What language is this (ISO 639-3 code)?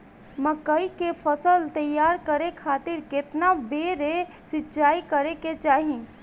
bho